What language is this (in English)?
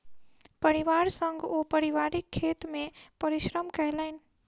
Maithili